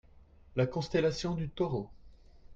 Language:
French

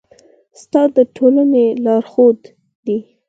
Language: Pashto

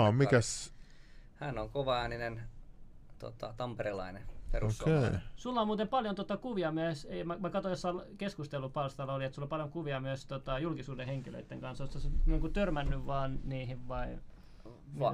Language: Finnish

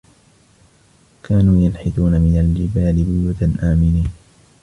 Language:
Arabic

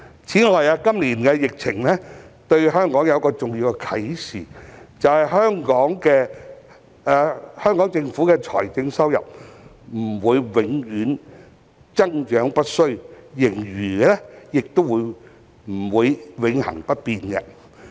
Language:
Cantonese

